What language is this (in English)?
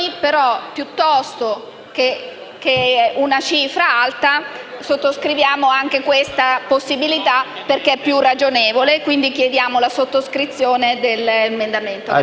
Italian